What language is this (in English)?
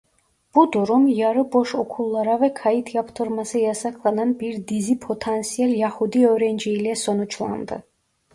Turkish